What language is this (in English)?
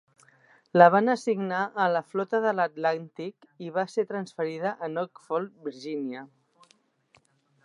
Catalan